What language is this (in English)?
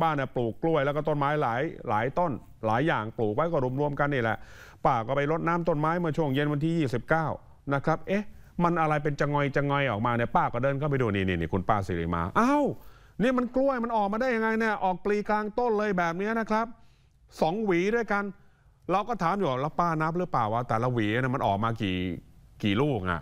Thai